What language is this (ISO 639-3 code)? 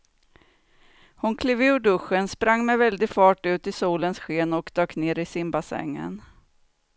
swe